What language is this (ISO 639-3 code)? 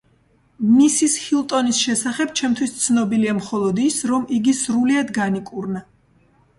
kat